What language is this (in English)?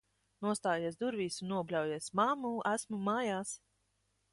Latvian